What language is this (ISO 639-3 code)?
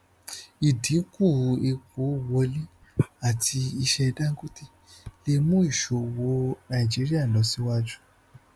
yor